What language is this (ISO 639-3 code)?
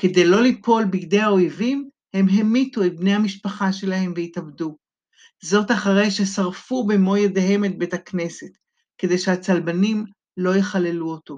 heb